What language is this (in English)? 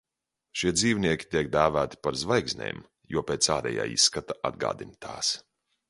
Latvian